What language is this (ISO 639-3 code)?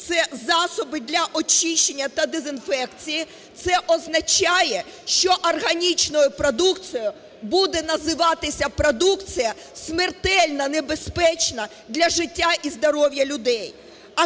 ukr